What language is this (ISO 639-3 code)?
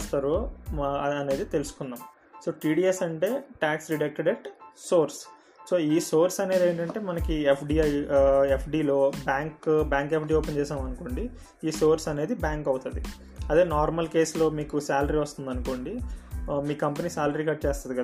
tel